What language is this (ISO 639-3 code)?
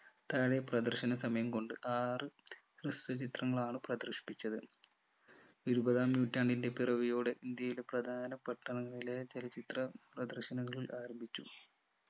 mal